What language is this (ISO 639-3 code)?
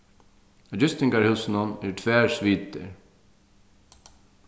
fao